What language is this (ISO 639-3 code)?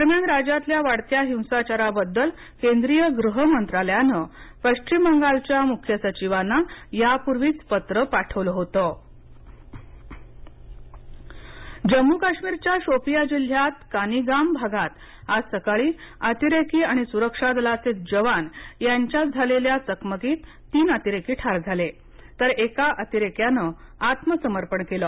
mar